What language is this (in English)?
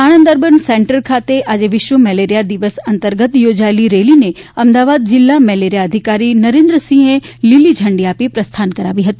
Gujarati